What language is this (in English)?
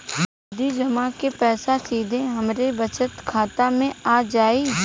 Bhojpuri